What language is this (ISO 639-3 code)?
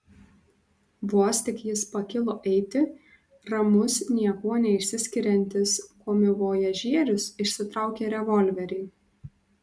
lit